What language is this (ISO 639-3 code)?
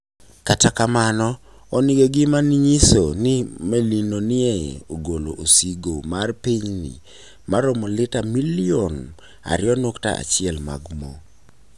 luo